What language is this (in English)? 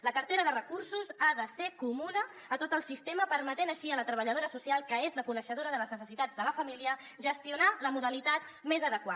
Catalan